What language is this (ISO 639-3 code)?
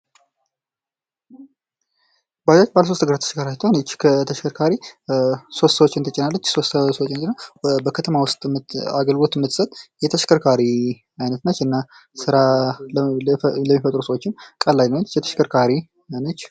amh